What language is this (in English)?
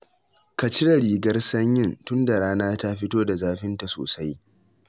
Hausa